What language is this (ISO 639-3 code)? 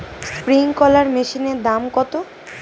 ben